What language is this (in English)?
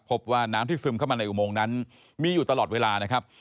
Thai